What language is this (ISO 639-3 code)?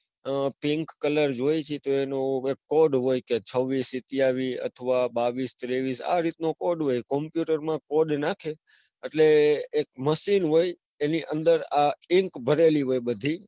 guj